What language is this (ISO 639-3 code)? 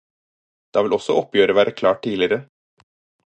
nob